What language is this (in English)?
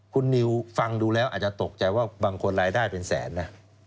Thai